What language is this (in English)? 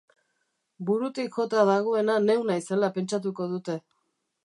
Basque